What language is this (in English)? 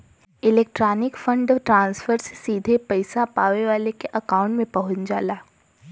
Bhojpuri